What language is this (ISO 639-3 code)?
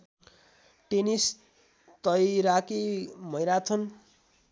nep